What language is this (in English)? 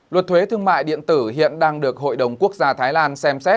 Vietnamese